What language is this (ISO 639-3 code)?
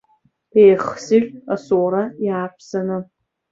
abk